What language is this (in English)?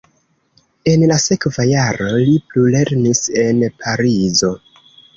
Esperanto